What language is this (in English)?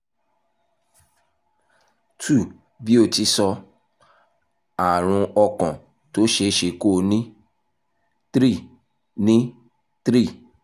Yoruba